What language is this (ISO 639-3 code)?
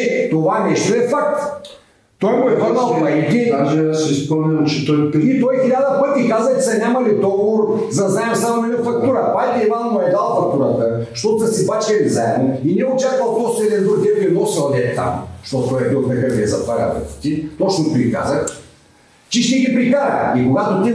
bul